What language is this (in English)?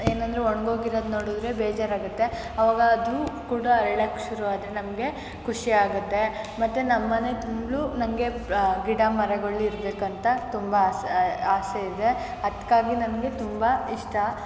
Kannada